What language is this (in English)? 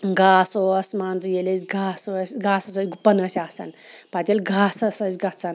Kashmiri